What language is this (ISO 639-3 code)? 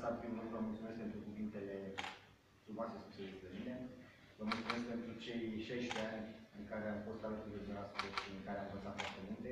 ron